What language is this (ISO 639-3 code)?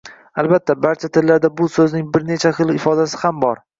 uzb